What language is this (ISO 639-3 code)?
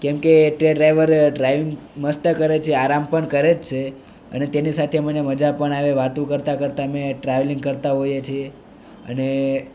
guj